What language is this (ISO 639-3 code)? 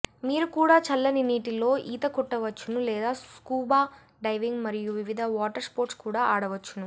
tel